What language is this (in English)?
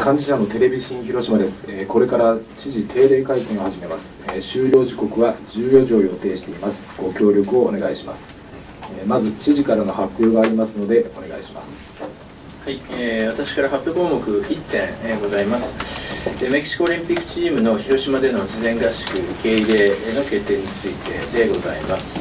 Japanese